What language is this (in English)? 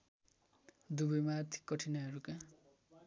Nepali